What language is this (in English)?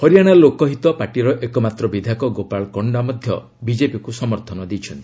Odia